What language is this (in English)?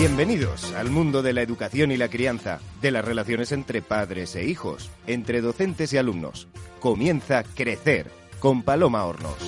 Spanish